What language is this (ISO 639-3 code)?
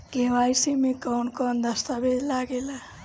bho